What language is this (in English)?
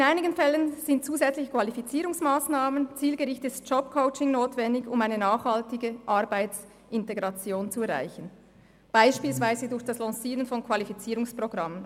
Swiss German